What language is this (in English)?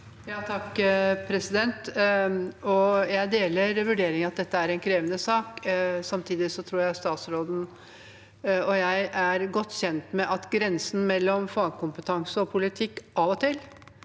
Norwegian